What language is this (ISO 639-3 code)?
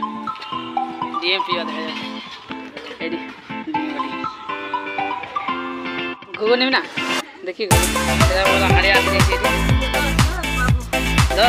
ind